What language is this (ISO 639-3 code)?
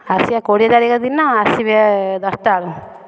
ori